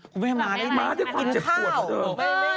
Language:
Thai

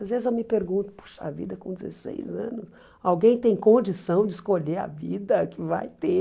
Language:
Portuguese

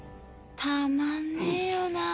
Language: Japanese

